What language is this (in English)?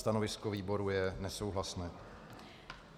Czech